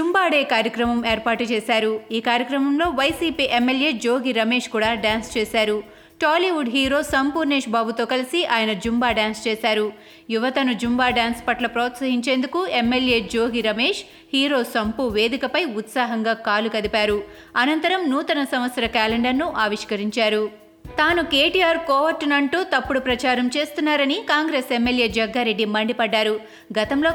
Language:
Telugu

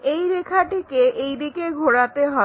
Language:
Bangla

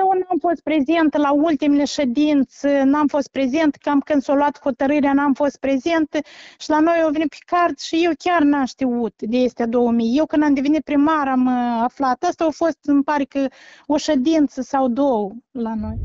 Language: Romanian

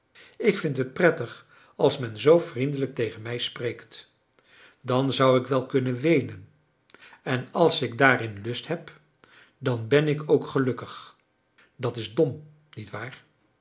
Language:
Dutch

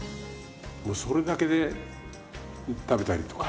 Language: Japanese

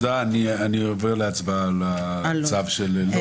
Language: Hebrew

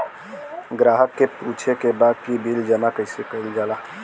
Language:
Bhojpuri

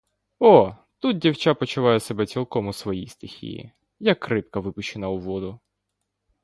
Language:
Ukrainian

